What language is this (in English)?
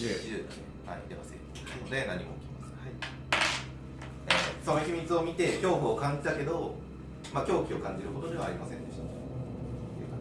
Japanese